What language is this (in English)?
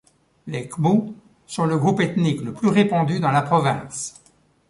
French